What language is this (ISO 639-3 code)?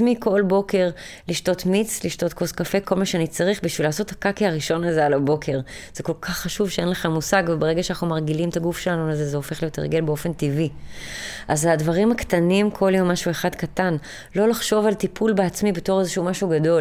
heb